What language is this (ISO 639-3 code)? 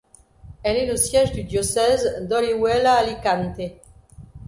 fra